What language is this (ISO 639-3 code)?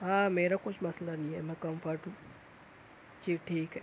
urd